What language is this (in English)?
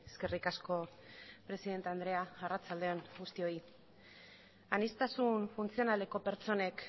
Basque